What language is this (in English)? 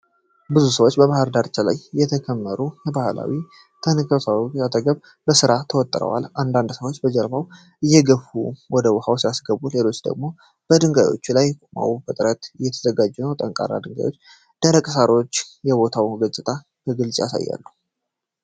Amharic